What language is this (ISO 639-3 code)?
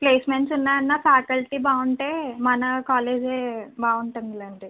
tel